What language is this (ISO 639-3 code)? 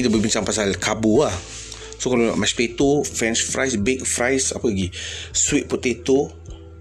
msa